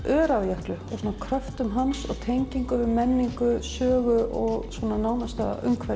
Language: Icelandic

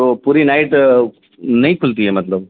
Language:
Urdu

